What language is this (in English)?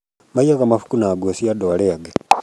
Kikuyu